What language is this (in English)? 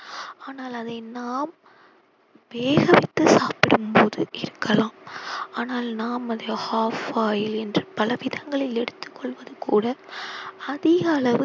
Tamil